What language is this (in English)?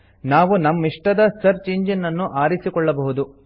Kannada